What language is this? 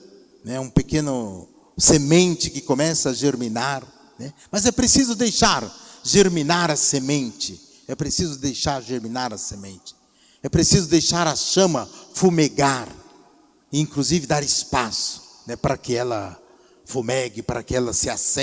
Portuguese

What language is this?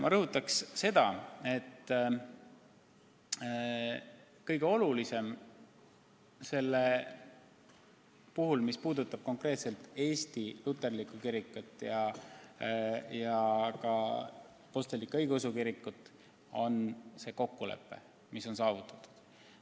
Estonian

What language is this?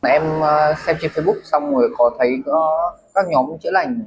Vietnamese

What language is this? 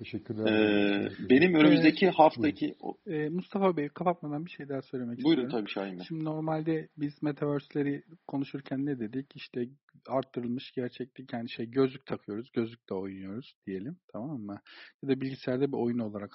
Turkish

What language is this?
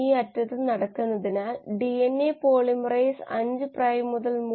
Malayalam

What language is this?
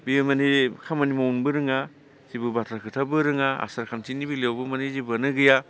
Bodo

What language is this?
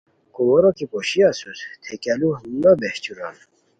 Khowar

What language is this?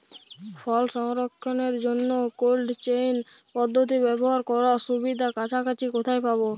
Bangla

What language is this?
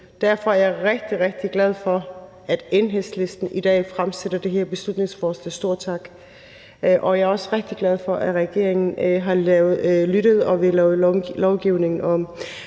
Danish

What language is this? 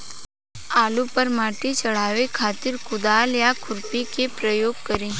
Bhojpuri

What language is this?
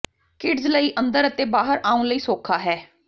Punjabi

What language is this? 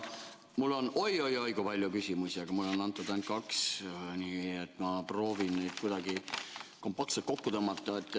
Estonian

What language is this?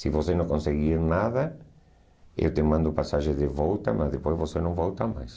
Portuguese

